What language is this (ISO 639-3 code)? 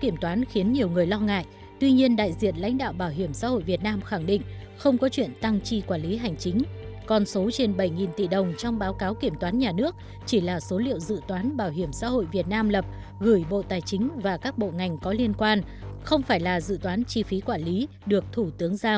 vie